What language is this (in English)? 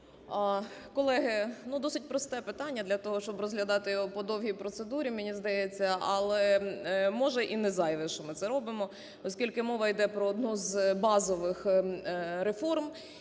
Ukrainian